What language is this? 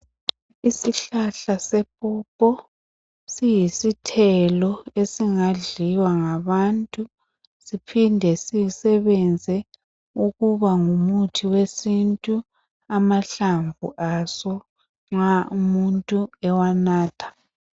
North Ndebele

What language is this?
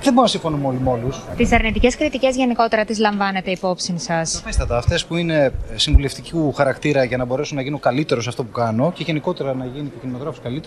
Greek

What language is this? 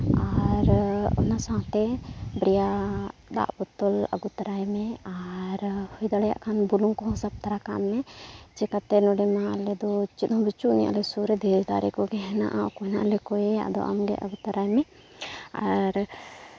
Santali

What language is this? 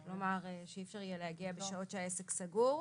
Hebrew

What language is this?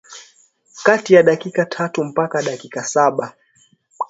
Swahili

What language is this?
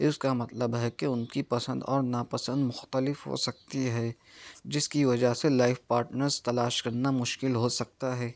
Urdu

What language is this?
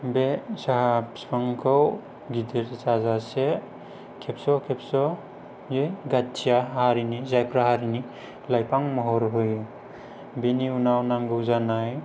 Bodo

